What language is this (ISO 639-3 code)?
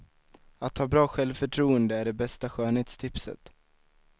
swe